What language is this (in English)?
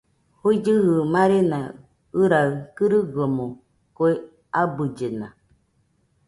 Nüpode Huitoto